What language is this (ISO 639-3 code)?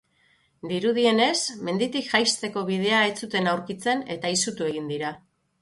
eus